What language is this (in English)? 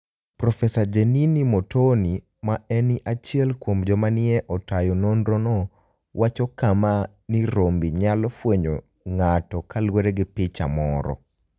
Luo (Kenya and Tanzania)